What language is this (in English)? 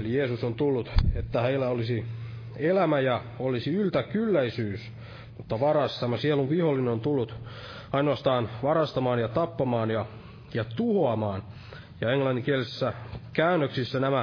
Finnish